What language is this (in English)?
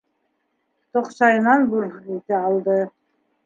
Bashkir